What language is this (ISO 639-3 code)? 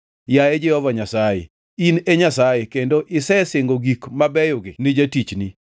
luo